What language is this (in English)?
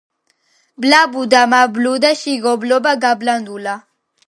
Georgian